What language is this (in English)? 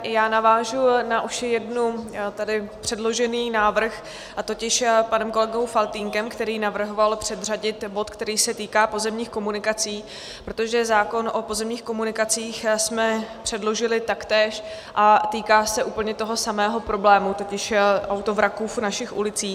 Czech